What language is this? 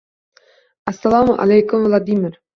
Uzbek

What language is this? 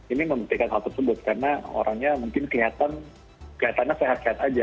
Indonesian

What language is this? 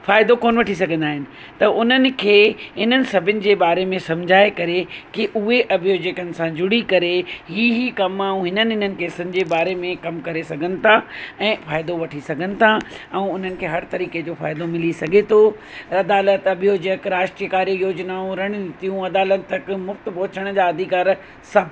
Sindhi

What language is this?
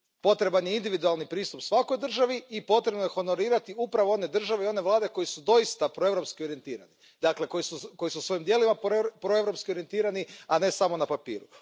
Croatian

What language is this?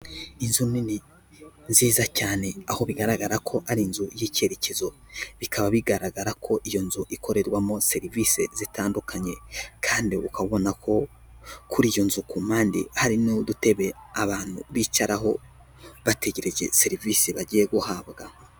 Kinyarwanda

